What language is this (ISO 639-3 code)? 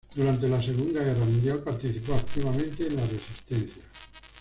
spa